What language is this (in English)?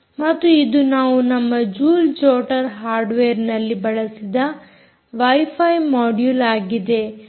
Kannada